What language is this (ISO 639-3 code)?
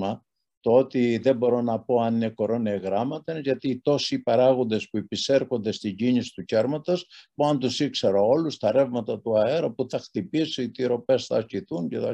ell